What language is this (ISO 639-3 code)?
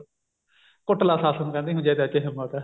pan